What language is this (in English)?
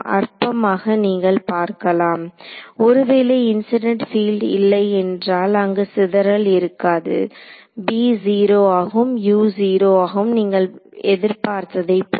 Tamil